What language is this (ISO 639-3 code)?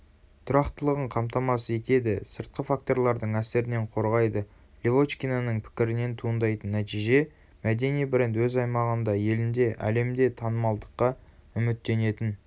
kaz